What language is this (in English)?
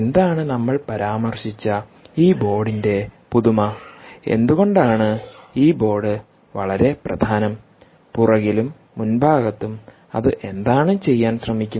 Malayalam